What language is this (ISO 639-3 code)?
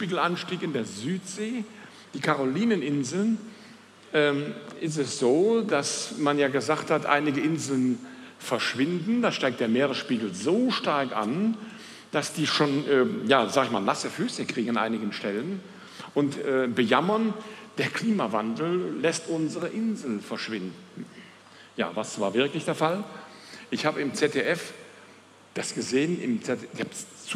deu